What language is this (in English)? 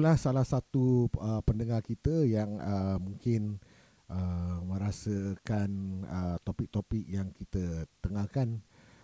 Malay